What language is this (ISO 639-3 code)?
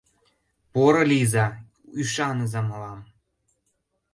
chm